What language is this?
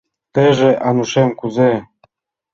Mari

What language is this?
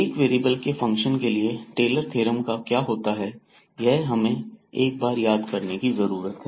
Hindi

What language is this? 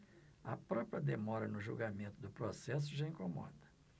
Portuguese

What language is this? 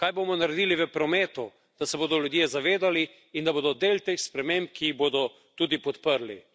Slovenian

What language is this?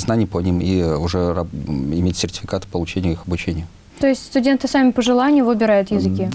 Russian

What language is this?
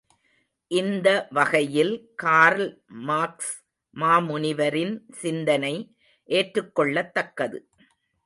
Tamil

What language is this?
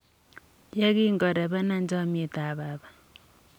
Kalenjin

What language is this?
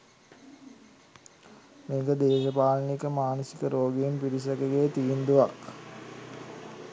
Sinhala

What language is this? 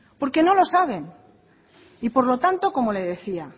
Spanish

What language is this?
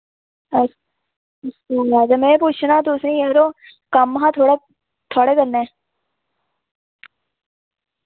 Dogri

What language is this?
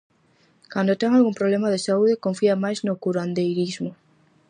Galician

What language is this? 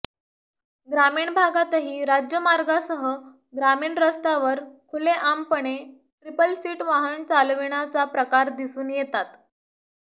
Marathi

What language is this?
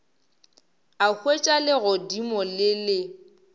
Northern Sotho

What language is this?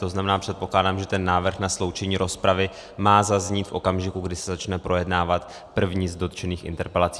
Czech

